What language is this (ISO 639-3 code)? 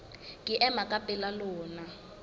sot